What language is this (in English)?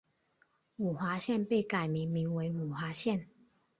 Chinese